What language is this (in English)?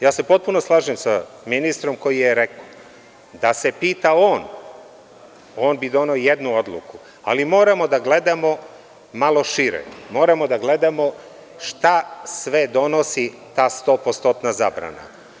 Serbian